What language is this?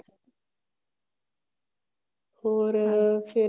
Punjabi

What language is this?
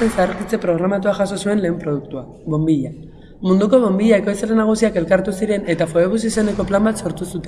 Basque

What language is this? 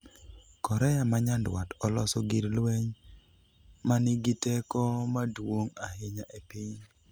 Luo (Kenya and Tanzania)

